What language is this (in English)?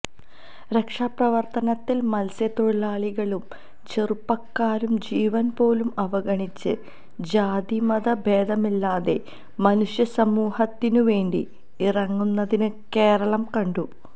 Malayalam